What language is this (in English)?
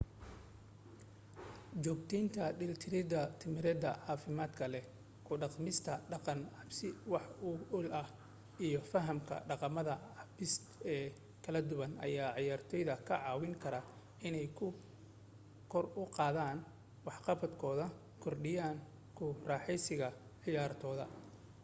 Somali